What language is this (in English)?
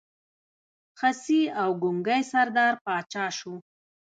Pashto